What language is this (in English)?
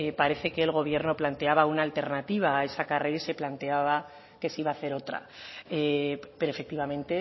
Spanish